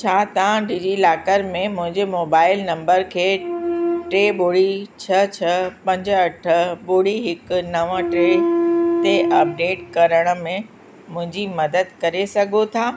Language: Sindhi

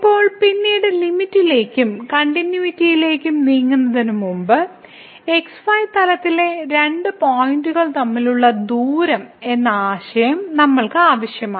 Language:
Malayalam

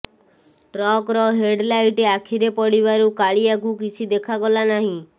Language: Odia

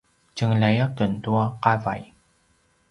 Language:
Paiwan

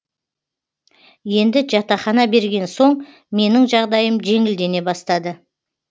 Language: Kazakh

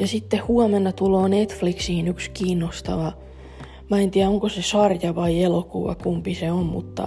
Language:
Finnish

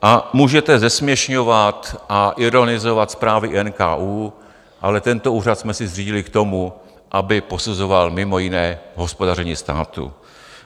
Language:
Czech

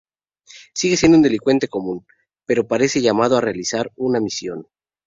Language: Spanish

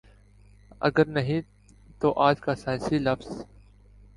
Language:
Urdu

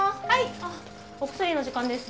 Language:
Japanese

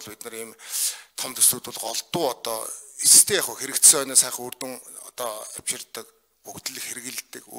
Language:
Korean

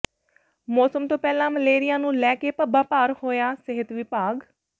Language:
Punjabi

